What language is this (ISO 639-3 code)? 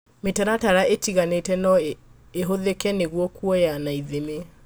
kik